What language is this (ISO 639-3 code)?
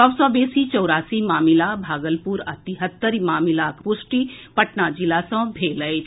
mai